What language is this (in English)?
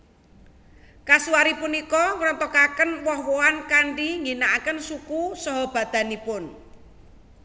Javanese